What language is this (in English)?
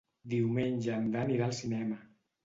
Catalan